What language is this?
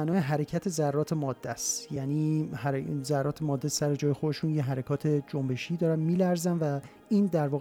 Persian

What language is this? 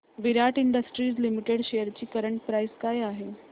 Marathi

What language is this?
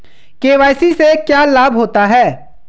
Hindi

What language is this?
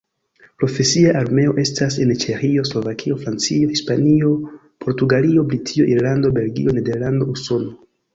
Esperanto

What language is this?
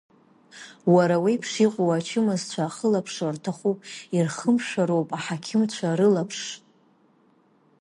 Abkhazian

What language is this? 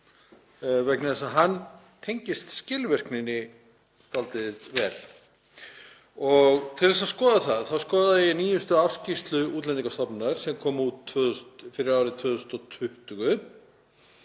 Icelandic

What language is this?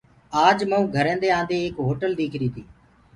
Gurgula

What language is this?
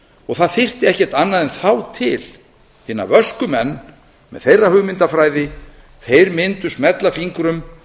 Icelandic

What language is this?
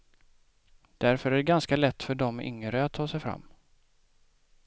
Swedish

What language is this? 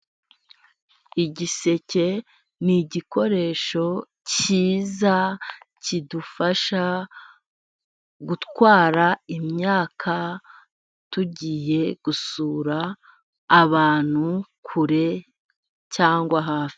Kinyarwanda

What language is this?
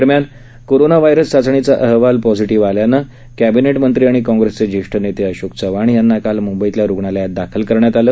Marathi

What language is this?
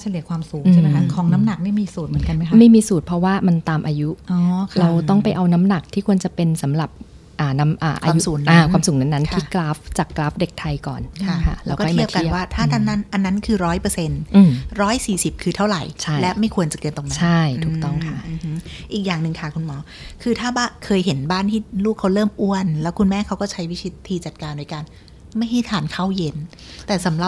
Thai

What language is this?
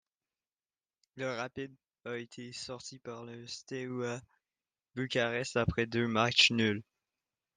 French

